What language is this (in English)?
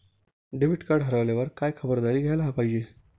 Marathi